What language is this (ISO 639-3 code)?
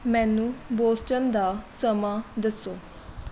pan